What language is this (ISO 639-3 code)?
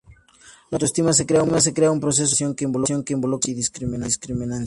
spa